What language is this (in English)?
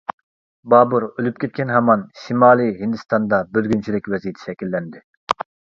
Uyghur